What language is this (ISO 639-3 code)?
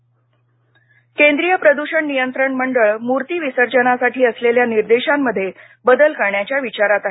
mar